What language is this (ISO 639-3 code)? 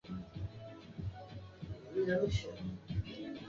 swa